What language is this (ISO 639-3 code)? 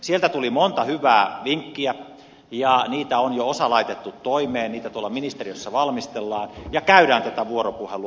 fin